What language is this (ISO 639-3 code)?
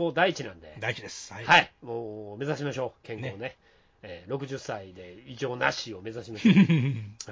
jpn